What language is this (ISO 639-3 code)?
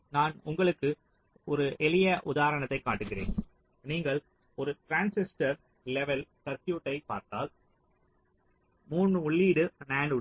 tam